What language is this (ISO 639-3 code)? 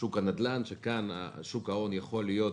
heb